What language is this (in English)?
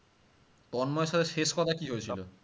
Bangla